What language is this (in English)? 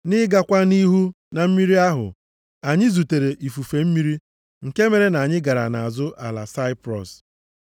Igbo